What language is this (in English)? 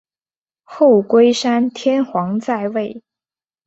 Chinese